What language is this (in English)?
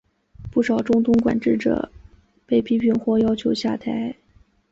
Chinese